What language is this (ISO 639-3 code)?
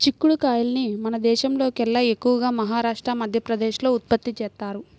tel